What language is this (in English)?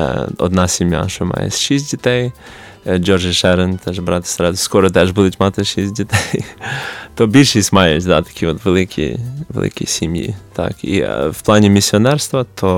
Ukrainian